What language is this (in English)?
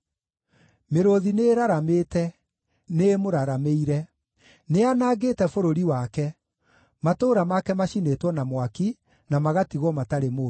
Kikuyu